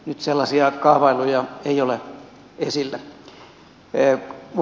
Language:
Finnish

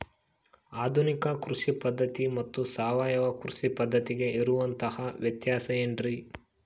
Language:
Kannada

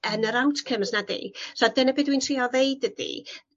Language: Welsh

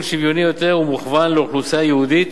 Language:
Hebrew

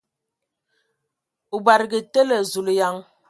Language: Ewondo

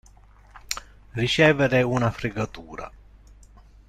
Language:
Italian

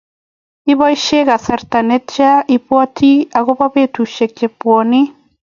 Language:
Kalenjin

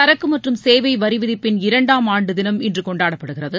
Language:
Tamil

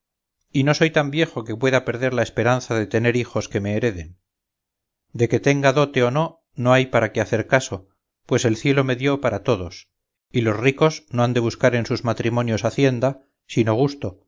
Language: Spanish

